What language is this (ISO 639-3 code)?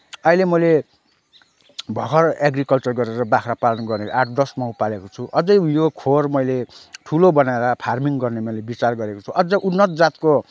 nep